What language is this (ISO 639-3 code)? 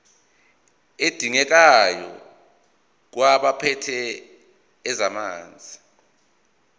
zul